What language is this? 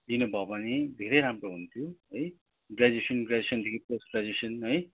Nepali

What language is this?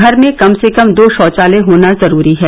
Hindi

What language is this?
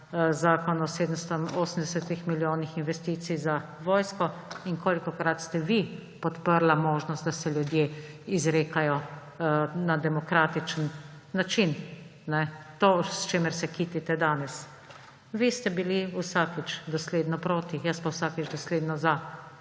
Slovenian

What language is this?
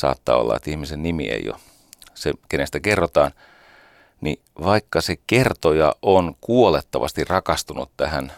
Finnish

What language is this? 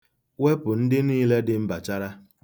Igbo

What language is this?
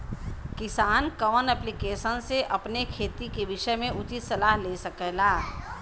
Bhojpuri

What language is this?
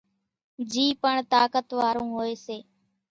Kachi Koli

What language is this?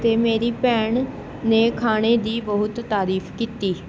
Punjabi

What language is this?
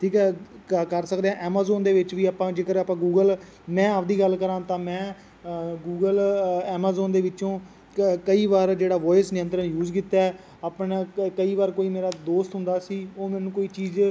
Punjabi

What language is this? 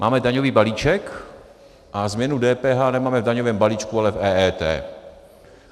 Czech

